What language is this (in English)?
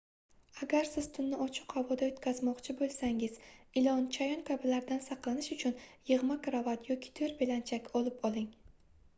Uzbek